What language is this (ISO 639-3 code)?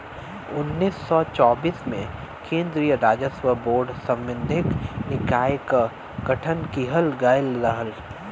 bho